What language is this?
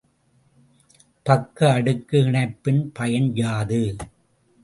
Tamil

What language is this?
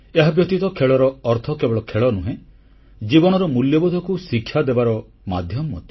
Odia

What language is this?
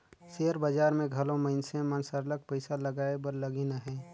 Chhattisgarhi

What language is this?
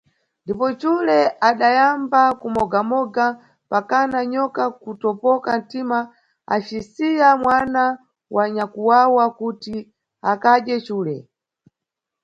Nyungwe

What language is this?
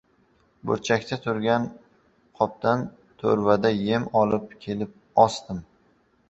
Uzbek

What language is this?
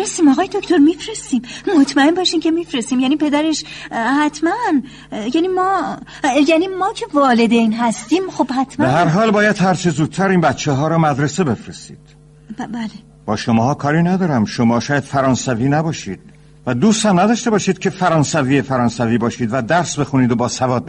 Persian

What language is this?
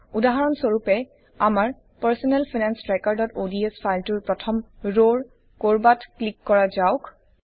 Assamese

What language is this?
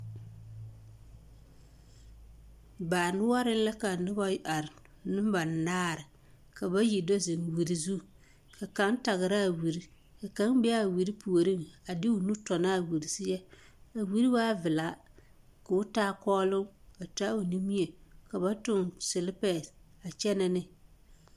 Southern Dagaare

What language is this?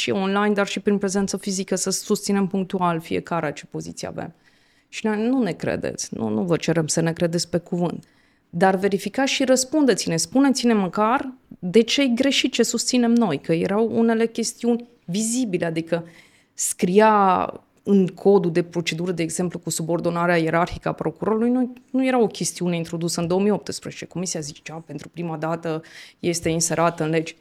Romanian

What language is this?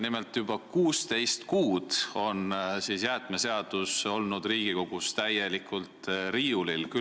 Estonian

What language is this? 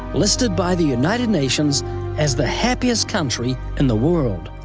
English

